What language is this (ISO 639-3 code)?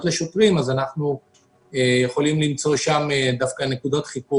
heb